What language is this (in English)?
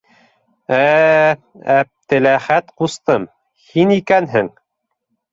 Bashkir